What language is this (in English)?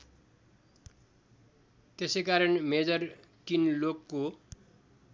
Nepali